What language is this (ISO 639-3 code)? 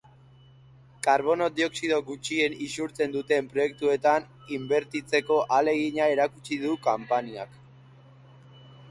eus